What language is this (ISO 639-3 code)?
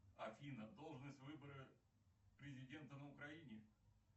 rus